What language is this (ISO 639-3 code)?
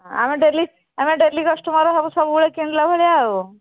ori